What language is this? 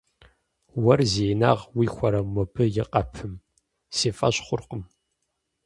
Kabardian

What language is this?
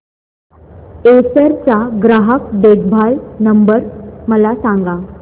Marathi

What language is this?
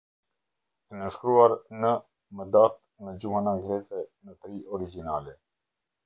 Albanian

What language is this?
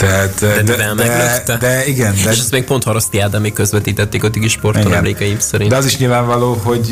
Hungarian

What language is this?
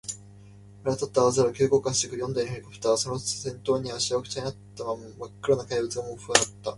Japanese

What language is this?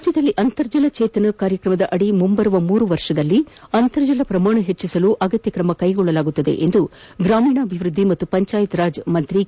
Kannada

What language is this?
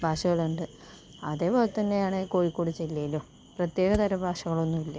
Malayalam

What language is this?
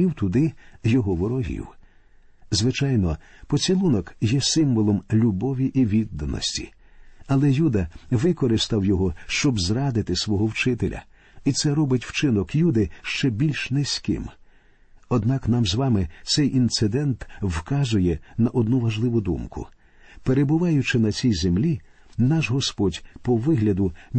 Ukrainian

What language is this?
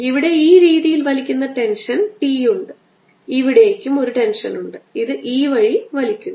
Malayalam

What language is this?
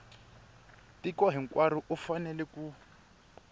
Tsonga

